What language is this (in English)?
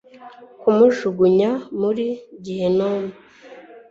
Kinyarwanda